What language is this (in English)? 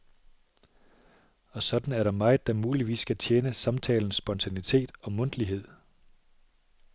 Danish